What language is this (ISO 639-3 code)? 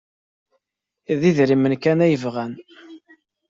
kab